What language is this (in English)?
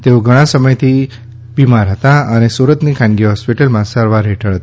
Gujarati